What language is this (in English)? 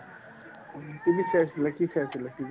Assamese